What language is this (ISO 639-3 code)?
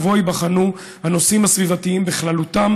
heb